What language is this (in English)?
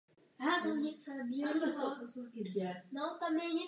Czech